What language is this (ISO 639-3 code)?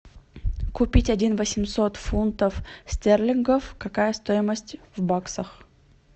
rus